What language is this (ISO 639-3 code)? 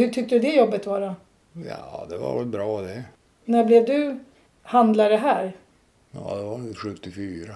swe